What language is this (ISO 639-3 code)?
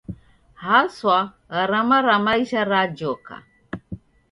dav